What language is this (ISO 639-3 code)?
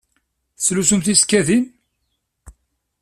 kab